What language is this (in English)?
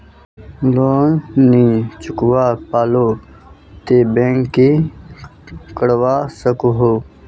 Magahi